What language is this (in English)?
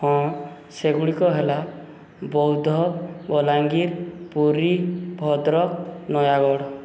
Odia